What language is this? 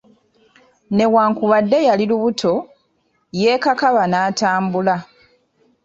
Ganda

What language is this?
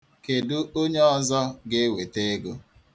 Igbo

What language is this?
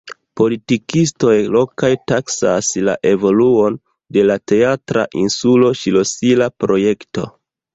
Esperanto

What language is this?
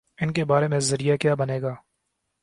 Urdu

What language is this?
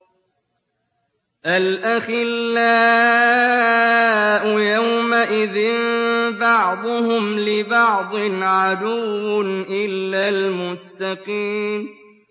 Arabic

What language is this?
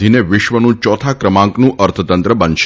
Gujarati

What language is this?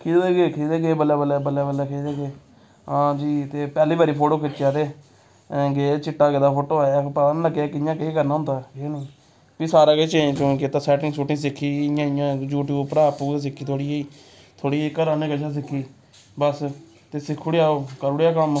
Dogri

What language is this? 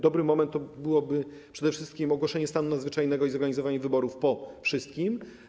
Polish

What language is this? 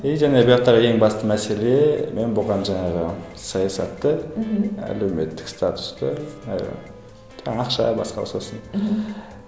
Kazakh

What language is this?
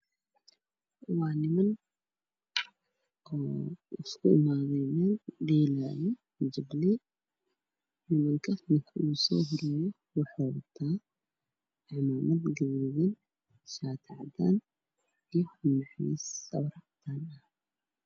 Somali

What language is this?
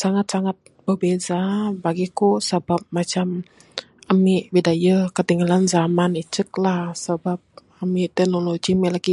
Bukar-Sadung Bidayuh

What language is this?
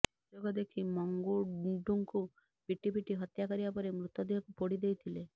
Odia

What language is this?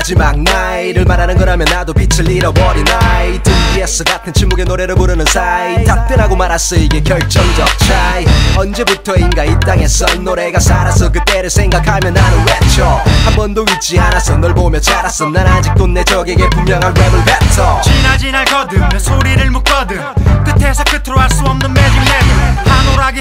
Korean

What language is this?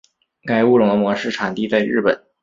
Chinese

